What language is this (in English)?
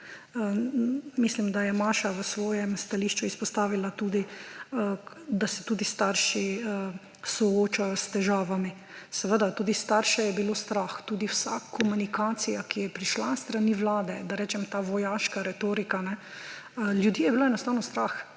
Slovenian